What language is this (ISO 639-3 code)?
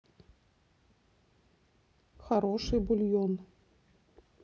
rus